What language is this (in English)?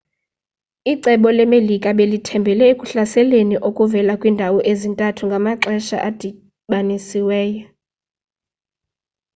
Xhosa